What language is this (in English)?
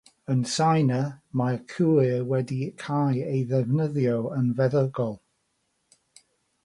Welsh